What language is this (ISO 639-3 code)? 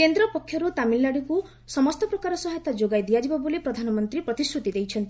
ori